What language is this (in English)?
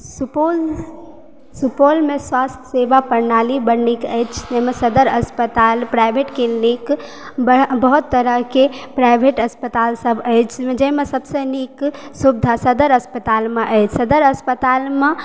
Maithili